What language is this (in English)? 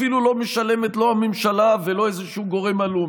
Hebrew